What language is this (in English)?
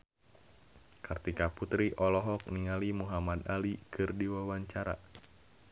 Sundanese